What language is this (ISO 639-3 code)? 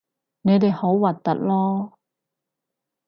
yue